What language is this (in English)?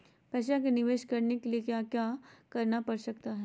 Magahi